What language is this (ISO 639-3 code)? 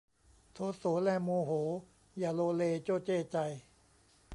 tha